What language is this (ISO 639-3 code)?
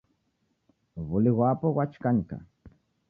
dav